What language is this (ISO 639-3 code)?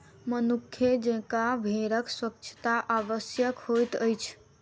mai